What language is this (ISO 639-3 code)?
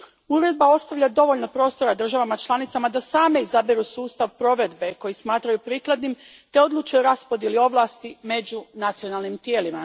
hrv